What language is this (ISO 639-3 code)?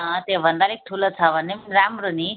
nep